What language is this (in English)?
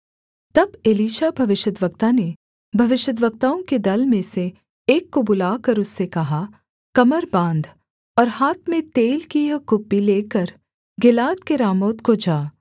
Hindi